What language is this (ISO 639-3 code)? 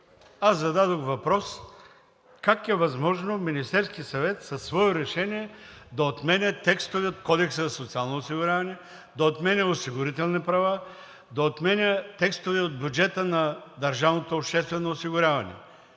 bul